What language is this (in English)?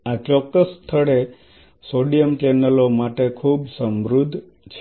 Gujarati